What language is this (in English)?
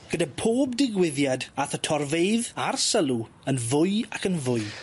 Welsh